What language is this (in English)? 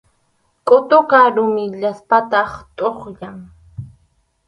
Arequipa-La Unión Quechua